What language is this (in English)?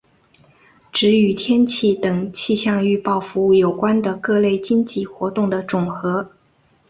Chinese